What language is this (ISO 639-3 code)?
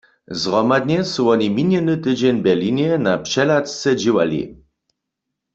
hsb